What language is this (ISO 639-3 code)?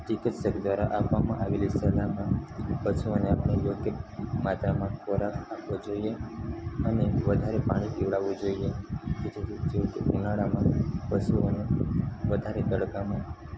guj